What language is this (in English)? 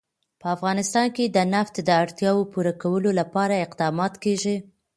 Pashto